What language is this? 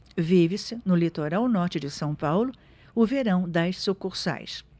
Portuguese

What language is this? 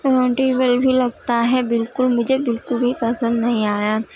Urdu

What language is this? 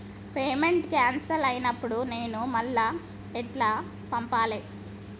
Telugu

